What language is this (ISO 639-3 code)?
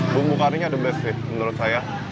ind